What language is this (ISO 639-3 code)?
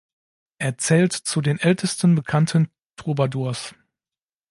deu